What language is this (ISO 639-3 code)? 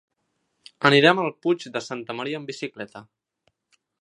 cat